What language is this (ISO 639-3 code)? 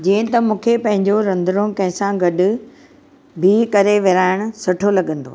snd